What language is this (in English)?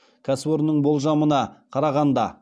Kazakh